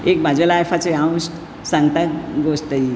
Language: Konkani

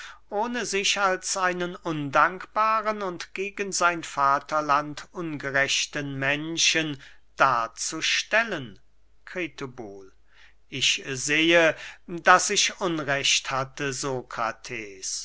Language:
German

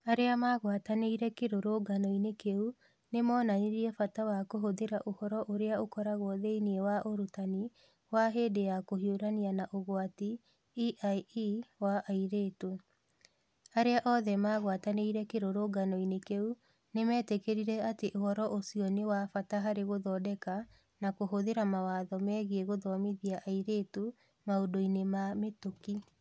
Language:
Kikuyu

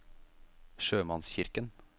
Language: Norwegian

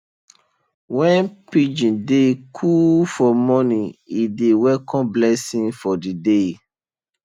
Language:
Nigerian Pidgin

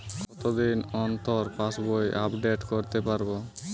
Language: Bangla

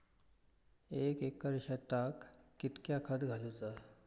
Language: Marathi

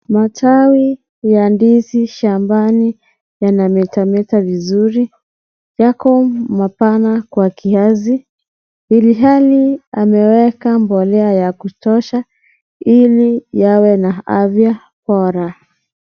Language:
Swahili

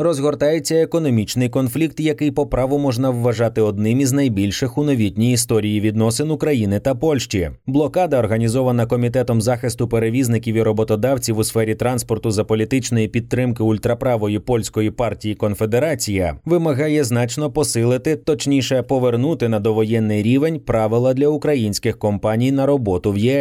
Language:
Ukrainian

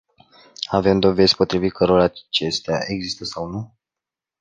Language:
Romanian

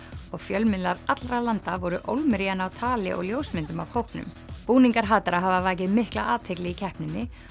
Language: Icelandic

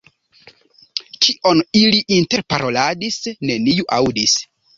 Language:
Esperanto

